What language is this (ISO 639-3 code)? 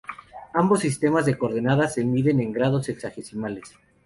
spa